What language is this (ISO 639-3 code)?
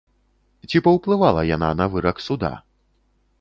bel